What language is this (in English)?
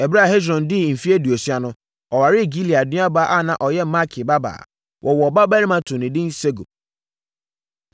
Akan